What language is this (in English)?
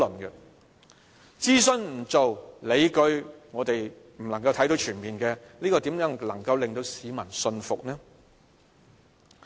Cantonese